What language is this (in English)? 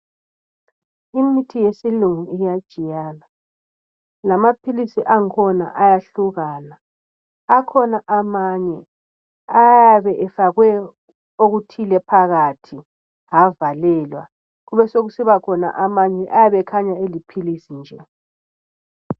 North Ndebele